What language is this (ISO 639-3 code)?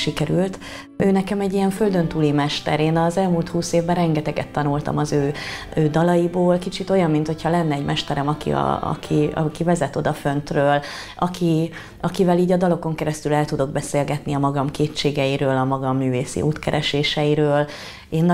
hun